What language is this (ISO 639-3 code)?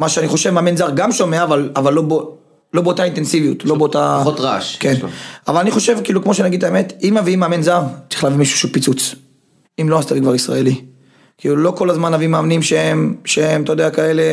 heb